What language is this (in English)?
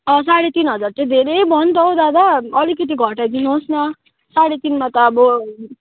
Nepali